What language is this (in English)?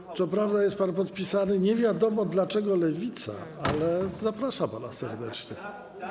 Polish